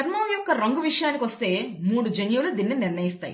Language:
Telugu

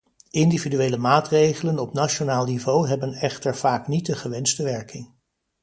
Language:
Dutch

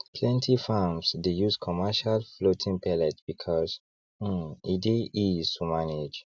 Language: Nigerian Pidgin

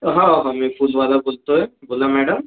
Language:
Marathi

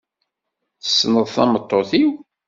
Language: Kabyle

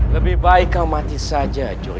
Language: Indonesian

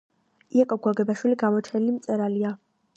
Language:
Georgian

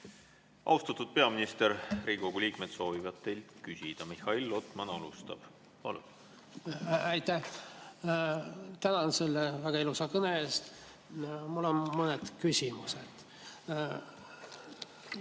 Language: Estonian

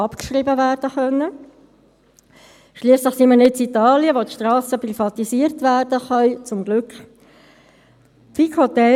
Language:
Swiss German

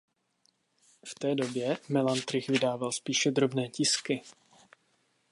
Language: Czech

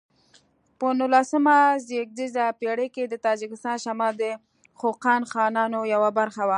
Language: Pashto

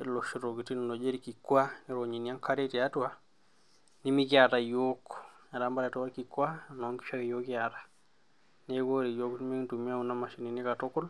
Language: Masai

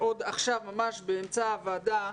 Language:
Hebrew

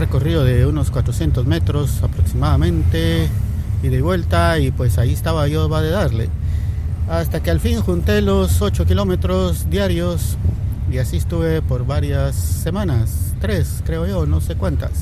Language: Spanish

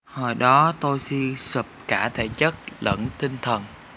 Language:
Vietnamese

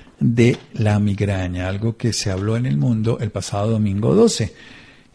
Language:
Spanish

